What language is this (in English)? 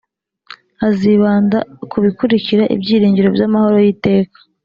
Kinyarwanda